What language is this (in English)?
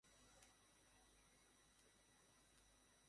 Bangla